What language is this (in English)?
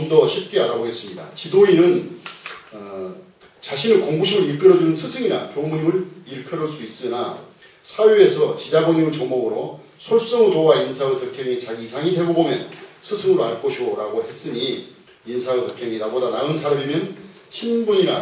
Korean